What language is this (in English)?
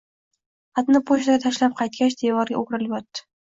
Uzbek